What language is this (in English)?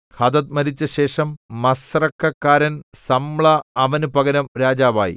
Malayalam